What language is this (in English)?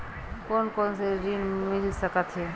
Chhattisgarhi